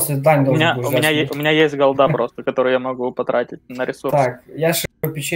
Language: Russian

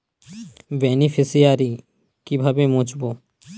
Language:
Bangla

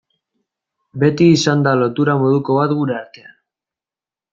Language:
Basque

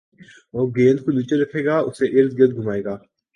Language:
Urdu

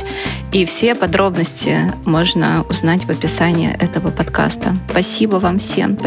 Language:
Russian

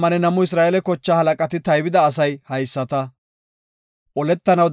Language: Gofa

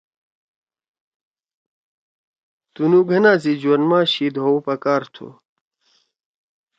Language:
Torwali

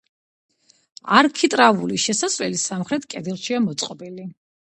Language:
Georgian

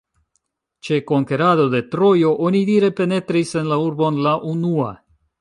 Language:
Esperanto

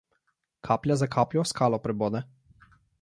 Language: Slovenian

